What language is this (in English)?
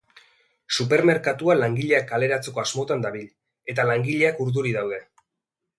Basque